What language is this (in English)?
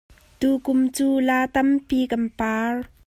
Hakha Chin